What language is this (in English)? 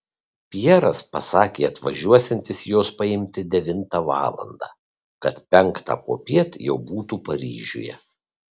Lithuanian